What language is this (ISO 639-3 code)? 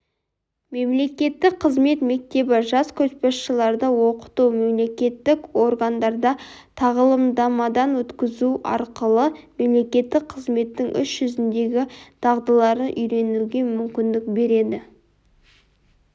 kaz